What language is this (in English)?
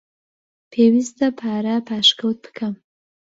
Central Kurdish